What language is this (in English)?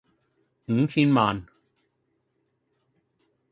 Cantonese